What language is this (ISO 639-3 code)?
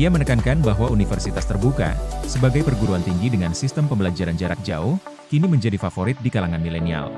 ind